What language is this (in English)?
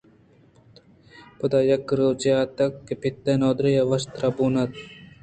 Eastern Balochi